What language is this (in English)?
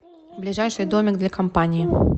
Russian